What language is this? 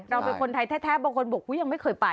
Thai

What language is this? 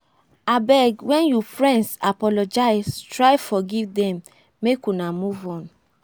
Nigerian Pidgin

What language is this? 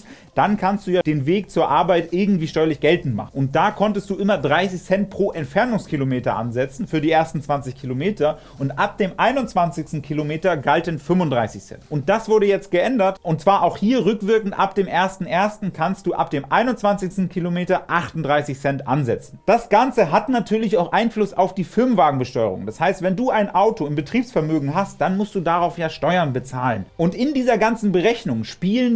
German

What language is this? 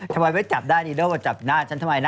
Thai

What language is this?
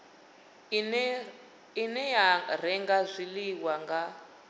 Venda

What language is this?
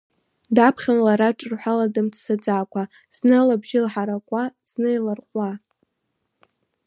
Abkhazian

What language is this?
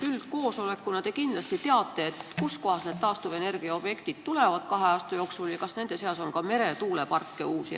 Estonian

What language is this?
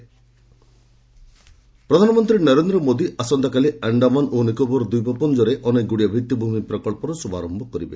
Odia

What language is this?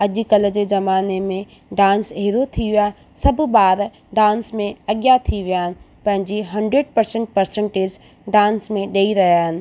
Sindhi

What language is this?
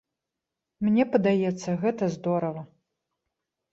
Belarusian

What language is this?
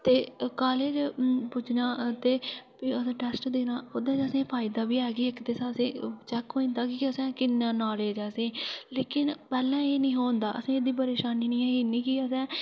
Dogri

